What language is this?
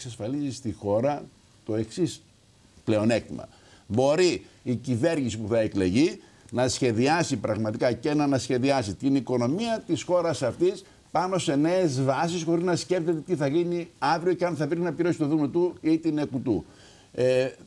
Greek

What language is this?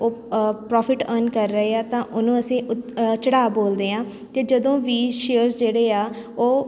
Punjabi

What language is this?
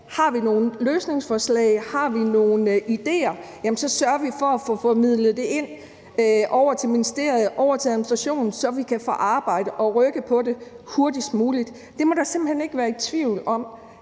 Danish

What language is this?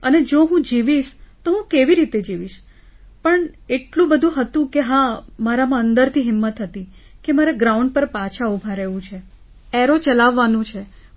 Gujarati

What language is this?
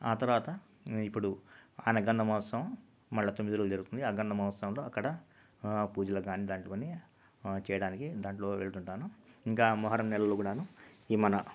Telugu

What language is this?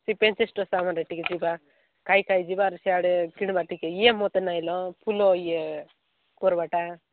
Odia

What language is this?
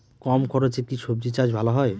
Bangla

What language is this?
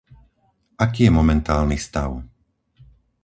Slovak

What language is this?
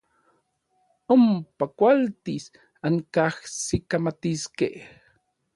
Orizaba Nahuatl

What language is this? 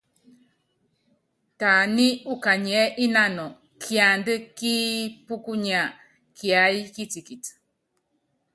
Yangben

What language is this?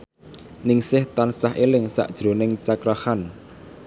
Javanese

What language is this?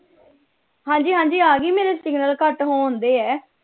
Punjabi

